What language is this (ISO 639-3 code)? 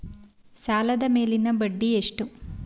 kan